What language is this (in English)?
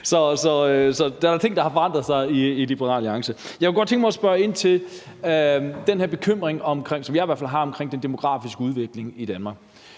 Danish